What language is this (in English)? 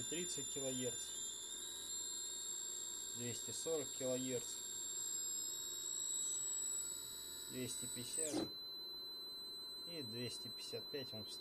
Russian